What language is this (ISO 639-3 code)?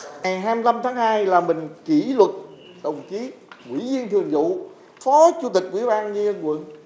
vie